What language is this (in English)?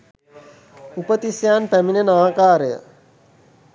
Sinhala